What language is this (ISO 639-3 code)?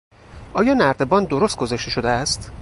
fas